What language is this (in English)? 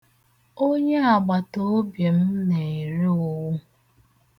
Igbo